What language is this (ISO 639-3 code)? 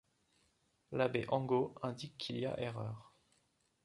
fra